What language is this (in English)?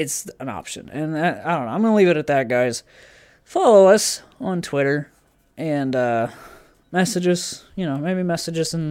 English